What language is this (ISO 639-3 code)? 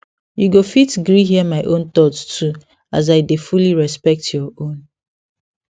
pcm